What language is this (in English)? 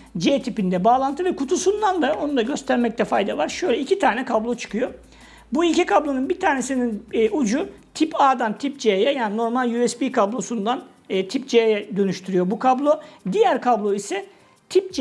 Turkish